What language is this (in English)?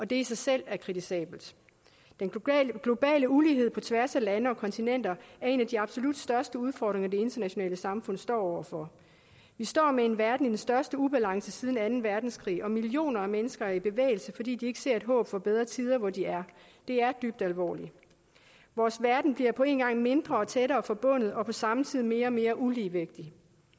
Danish